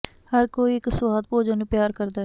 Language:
Punjabi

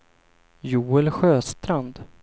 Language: Swedish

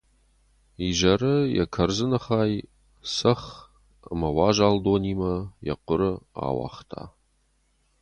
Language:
Ossetic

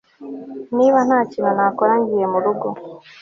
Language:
Kinyarwanda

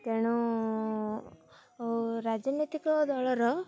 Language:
Odia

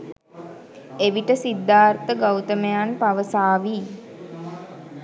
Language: Sinhala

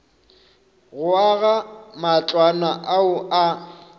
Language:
Northern Sotho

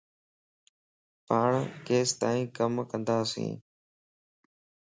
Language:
Lasi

